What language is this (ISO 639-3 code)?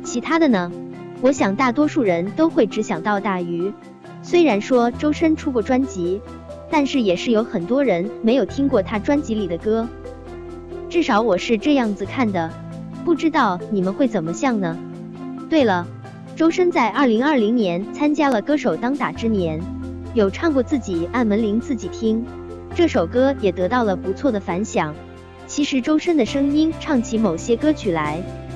zho